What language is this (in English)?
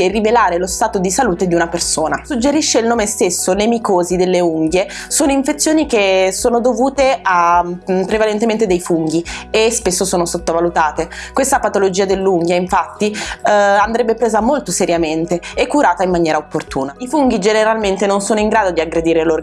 Italian